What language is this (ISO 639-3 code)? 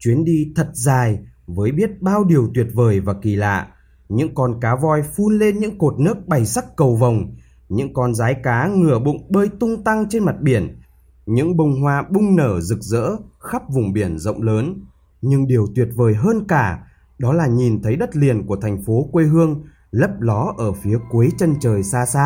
vie